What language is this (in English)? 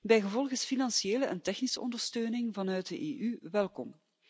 Dutch